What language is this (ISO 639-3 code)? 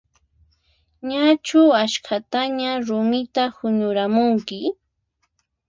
qxp